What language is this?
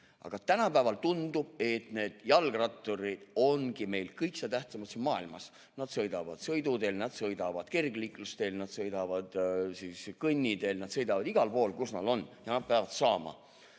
Estonian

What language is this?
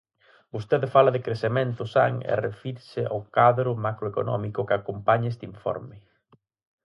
Galician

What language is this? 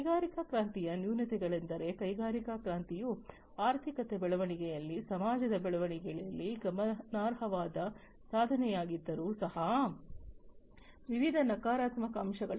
Kannada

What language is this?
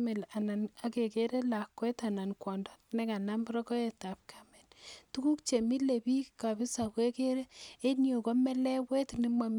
Kalenjin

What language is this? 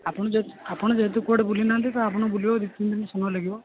Odia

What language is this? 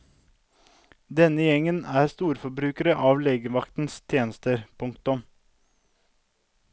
Norwegian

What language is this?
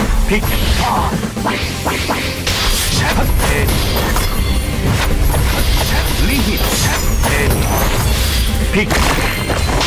Korean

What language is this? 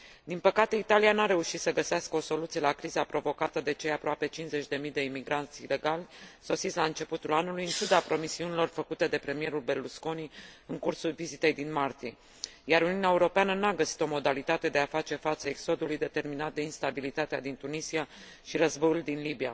Romanian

